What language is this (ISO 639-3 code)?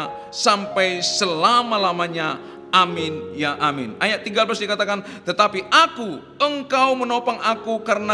ind